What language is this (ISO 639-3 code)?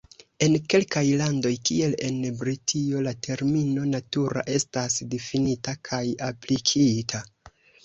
epo